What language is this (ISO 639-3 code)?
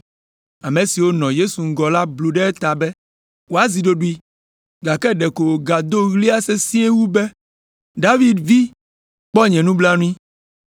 ewe